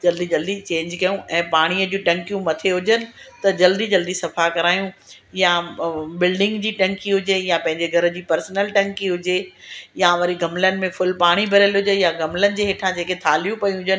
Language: Sindhi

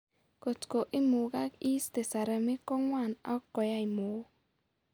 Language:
Kalenjin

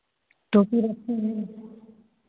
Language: Hindi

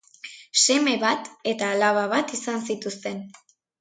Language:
Basque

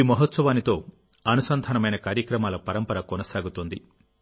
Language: Telugu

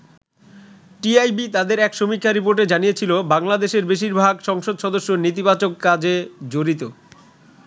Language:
Bangla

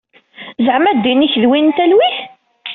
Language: Kabyle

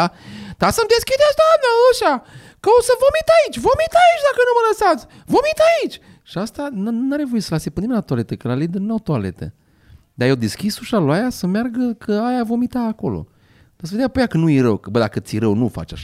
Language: Romanian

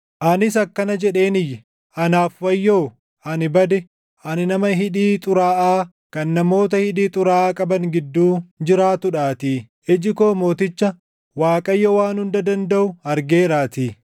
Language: Oromo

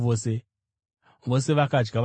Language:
Shona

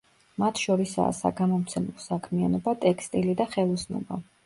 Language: Georgian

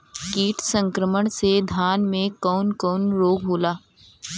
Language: Bhojpuri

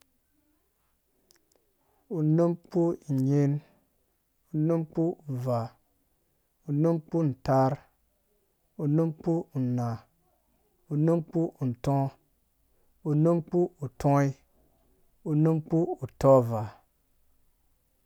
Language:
Dũya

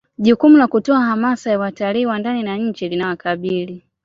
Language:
Swahili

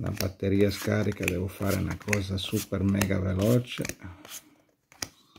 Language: Italian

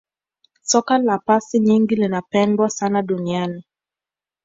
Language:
Swahili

